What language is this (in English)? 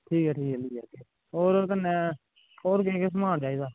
Dogri